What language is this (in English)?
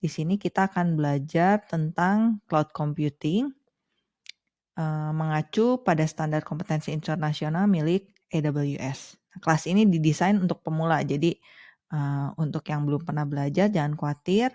Indonesian